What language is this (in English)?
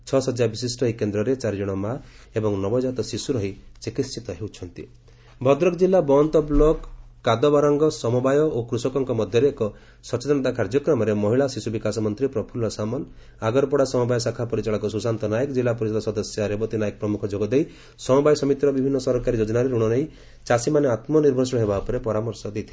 Odia